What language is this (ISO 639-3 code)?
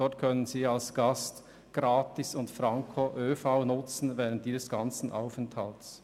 gsw